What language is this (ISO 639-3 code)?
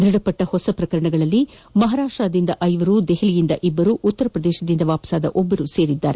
kan